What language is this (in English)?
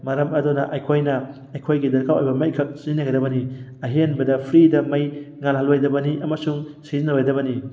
Manipuri